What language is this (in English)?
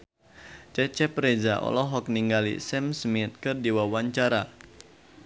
Sundanese